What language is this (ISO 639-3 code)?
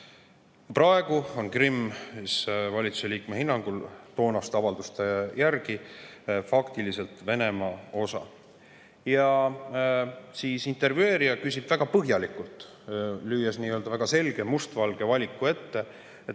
est